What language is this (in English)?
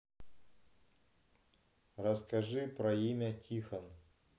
Russian